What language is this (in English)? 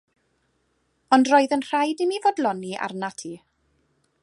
Welsh